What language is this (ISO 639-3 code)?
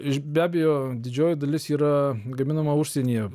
lit